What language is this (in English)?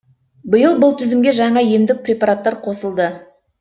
Kazakh